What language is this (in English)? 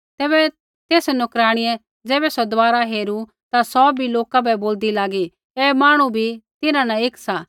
Kullu Pahari